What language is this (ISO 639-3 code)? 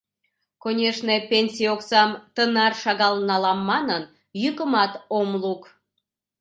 chm